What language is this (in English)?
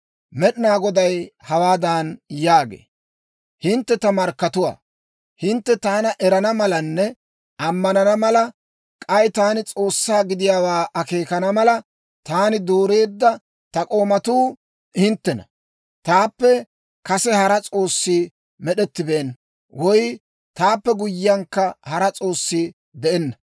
Dawro